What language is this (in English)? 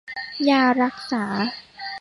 Thai